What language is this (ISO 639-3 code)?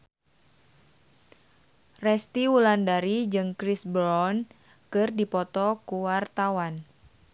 sun